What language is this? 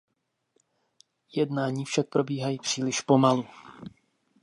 Czech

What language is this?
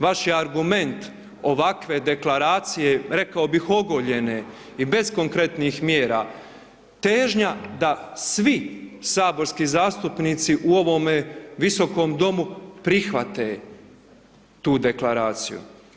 Croatian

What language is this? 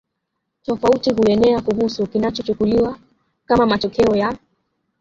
Swahili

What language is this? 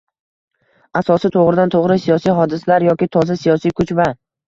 Uzbek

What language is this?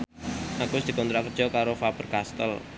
Javanese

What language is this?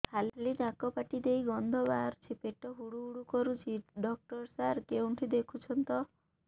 Odia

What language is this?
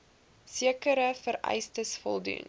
Afrikaans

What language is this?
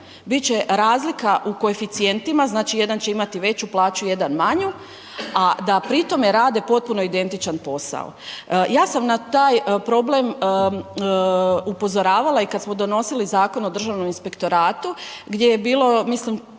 Croatian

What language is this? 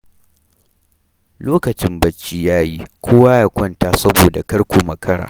Hausa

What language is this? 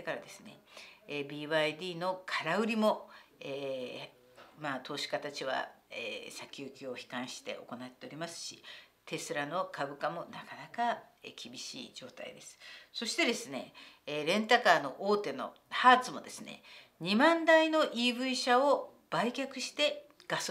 Japanese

